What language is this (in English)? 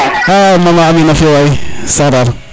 Serer